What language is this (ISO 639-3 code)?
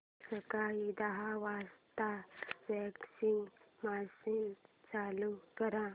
mar